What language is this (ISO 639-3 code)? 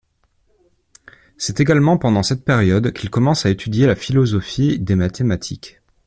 fra